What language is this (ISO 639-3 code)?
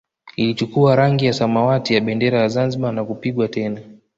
swa